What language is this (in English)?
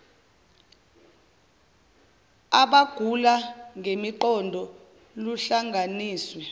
Zulu